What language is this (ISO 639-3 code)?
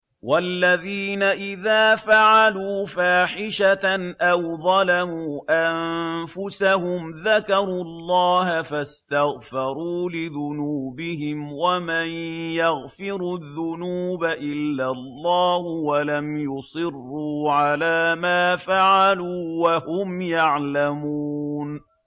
ara